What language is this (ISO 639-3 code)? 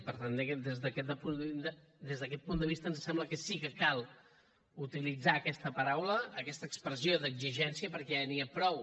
cat